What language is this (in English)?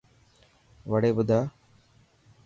Dhatki